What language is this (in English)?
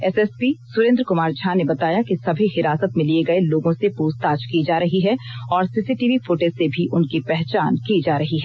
Hindi